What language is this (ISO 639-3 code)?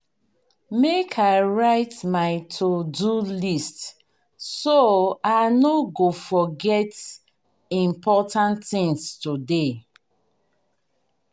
pcm